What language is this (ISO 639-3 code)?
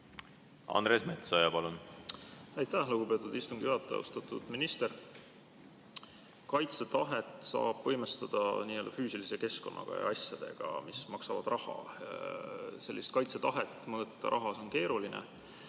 est